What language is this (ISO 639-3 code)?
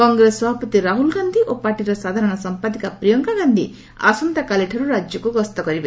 ori